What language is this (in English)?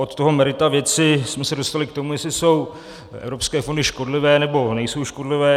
Czech